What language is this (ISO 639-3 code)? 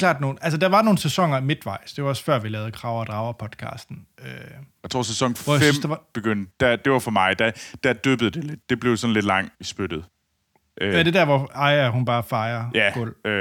dan